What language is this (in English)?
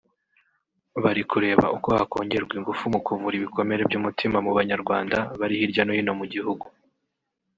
Kinyarwanda